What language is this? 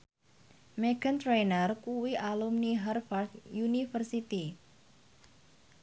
Javanese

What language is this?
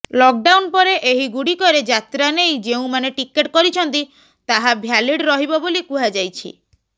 Odia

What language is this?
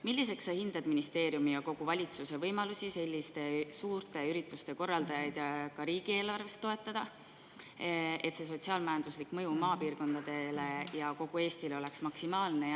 Estonian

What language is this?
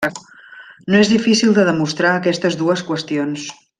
Catalan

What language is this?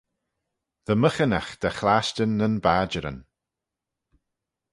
Manx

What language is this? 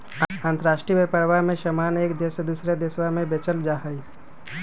Magahi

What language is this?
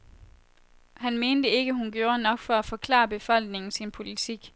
Danish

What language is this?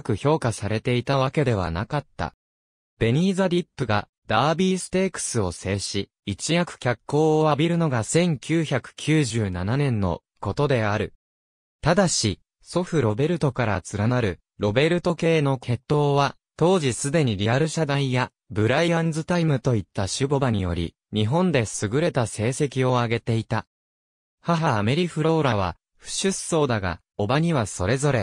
Japanese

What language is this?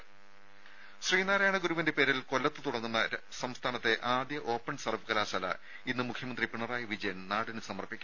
Malayalam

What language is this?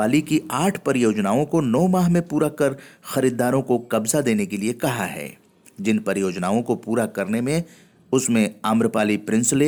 Hindi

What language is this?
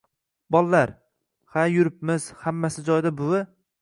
Uzbek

